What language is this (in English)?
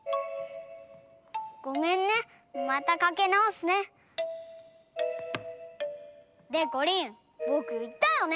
Japanese